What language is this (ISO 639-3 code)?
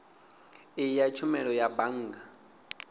ven